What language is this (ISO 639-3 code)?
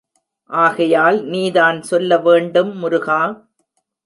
tam